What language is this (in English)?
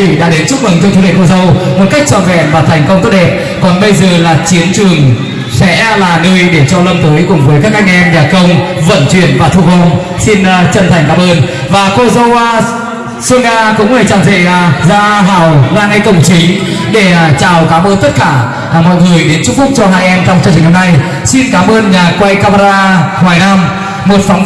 Vietnamese